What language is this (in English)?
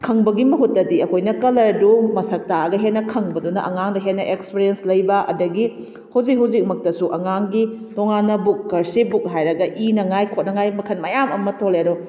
Manipuri